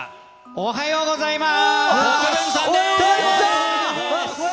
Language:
Japanese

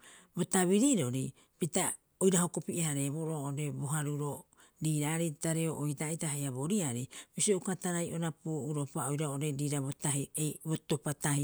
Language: Rapoisi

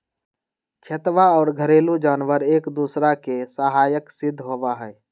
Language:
Magahi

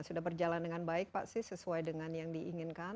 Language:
Indonesian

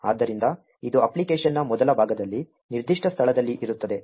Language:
Kannada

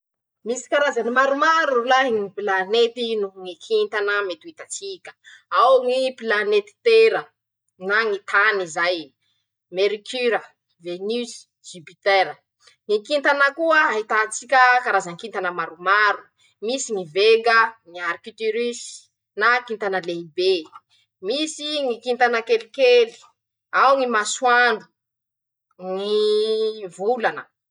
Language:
Masikoro Malagasy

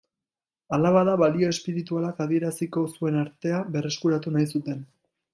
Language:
Basque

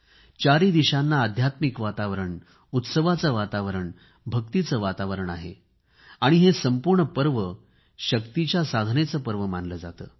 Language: Marathi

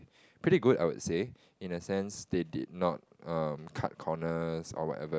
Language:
English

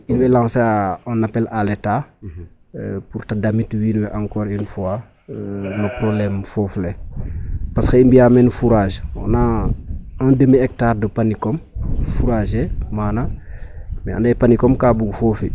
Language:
Serer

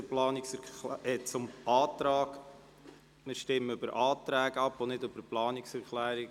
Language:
Swiss German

